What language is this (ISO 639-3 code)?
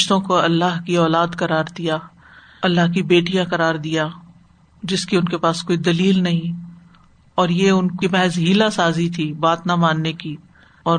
urd